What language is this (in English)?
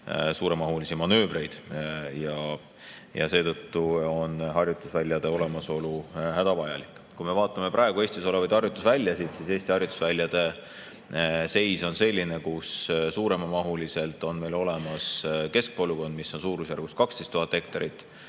Estonian